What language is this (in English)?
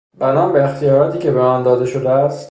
Persian